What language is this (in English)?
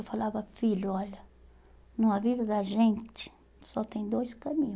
Portuguese